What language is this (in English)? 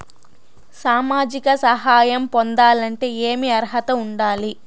Telugu